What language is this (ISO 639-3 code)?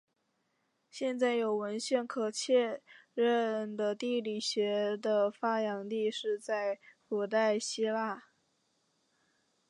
zho